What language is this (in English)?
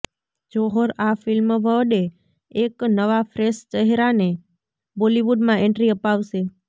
Gujarati